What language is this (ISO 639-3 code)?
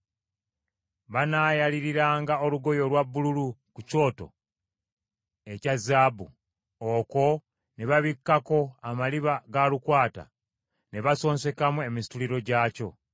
lug